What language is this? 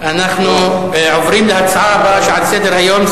Hebrew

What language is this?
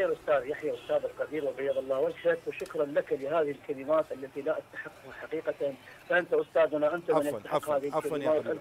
Arabic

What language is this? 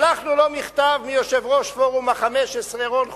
Hebrew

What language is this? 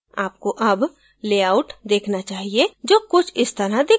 Hindi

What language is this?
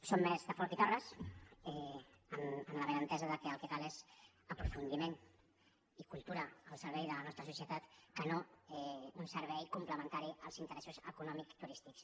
Catalan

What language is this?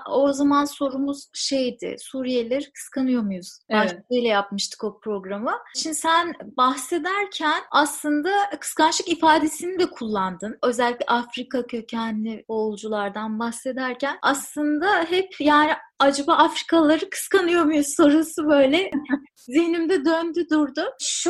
Turkish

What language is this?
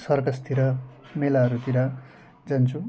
Nepali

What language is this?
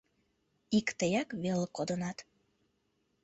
Mari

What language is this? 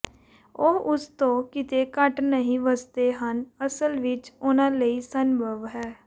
Punjabi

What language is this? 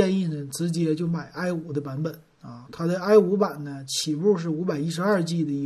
Chinese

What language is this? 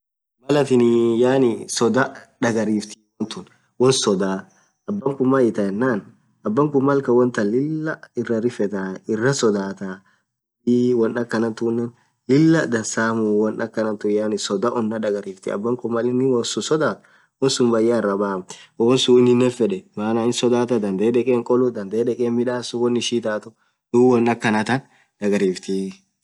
Orma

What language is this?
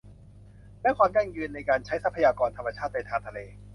Thai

